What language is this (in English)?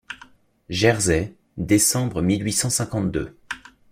French